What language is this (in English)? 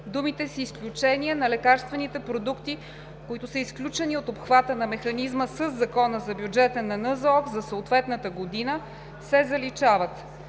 Bulgarian